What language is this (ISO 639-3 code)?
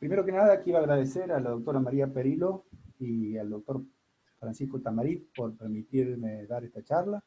spa